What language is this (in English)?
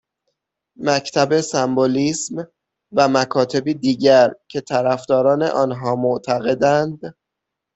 Persian